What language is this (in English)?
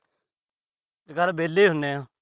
Punjabi